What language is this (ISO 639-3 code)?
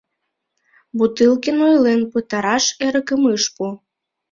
chm